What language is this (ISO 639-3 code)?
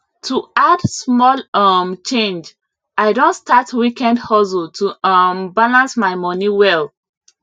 pcm